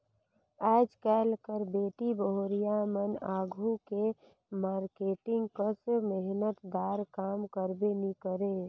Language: Chhattisgarhi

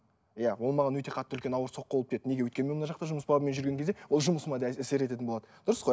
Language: Kazakh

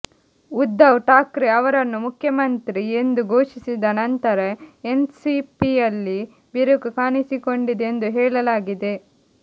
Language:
Kannada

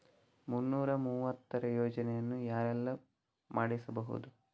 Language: Kannada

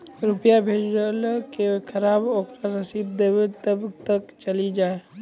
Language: Maithili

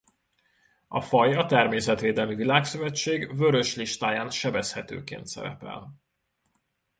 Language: Hungarian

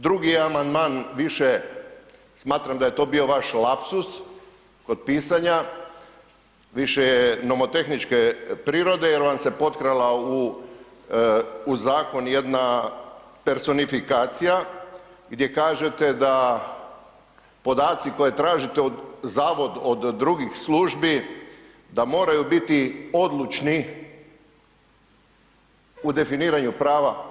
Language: Croatian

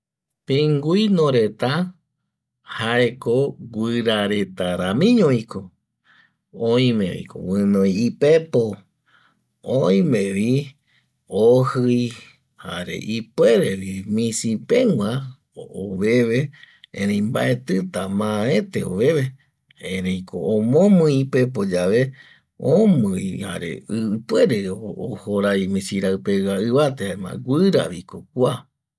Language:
Eastern Bolivian Guaraní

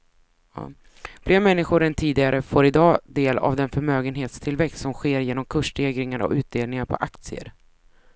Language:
Swedish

